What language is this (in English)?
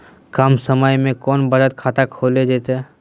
Magahi